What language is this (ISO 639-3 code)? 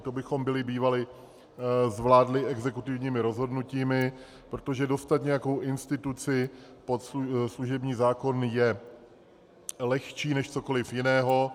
ces